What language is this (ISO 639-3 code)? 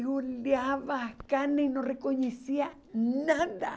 por